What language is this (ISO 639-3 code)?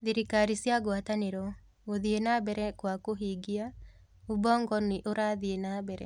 kik